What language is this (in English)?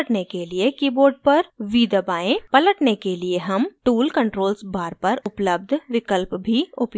Hindi